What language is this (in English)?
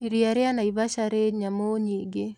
Kikuyu